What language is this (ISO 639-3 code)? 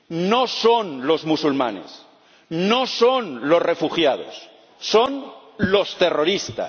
spa